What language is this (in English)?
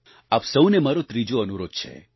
Gujarati